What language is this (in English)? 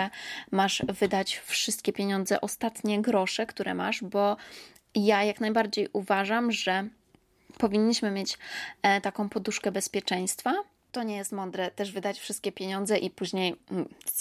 Polish